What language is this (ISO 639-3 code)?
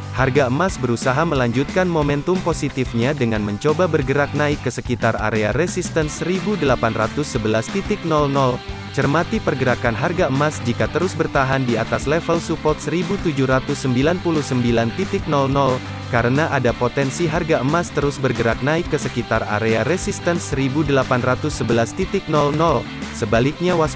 ind